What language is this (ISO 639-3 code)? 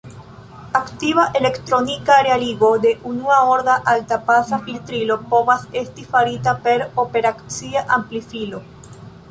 epo